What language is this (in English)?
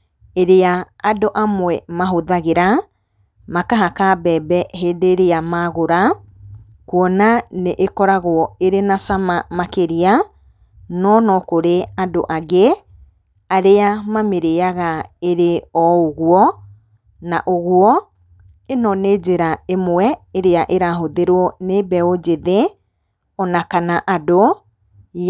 Kikuyu